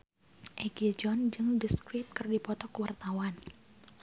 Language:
Sundanese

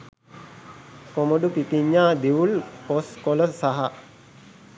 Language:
Sinhala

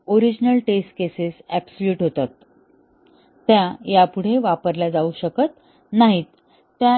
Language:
Marathi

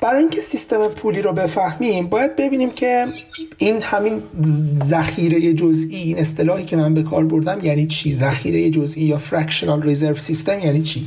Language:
Persian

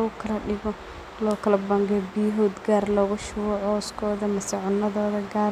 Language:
Somali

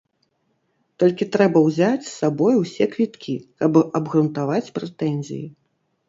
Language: Belarusian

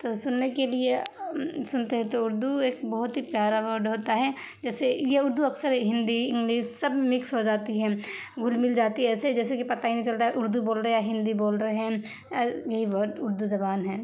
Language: Urdu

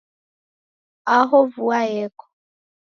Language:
Taita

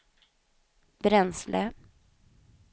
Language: Swedish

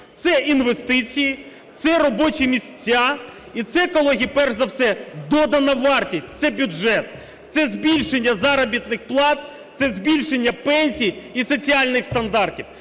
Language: Ukrainian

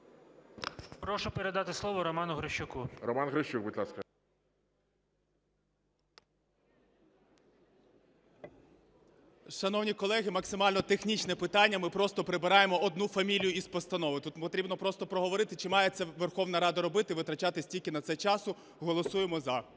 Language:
Ukrainian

